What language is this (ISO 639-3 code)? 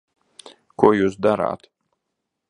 lav